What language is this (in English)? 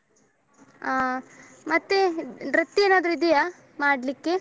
Kannada